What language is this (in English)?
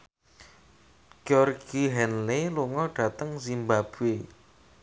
Javanese